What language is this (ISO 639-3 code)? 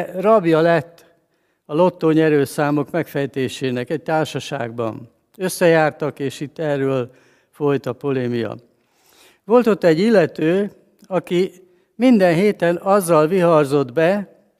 hun